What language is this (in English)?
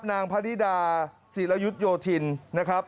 Thai